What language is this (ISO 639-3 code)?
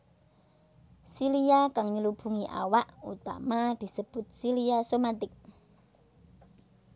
jav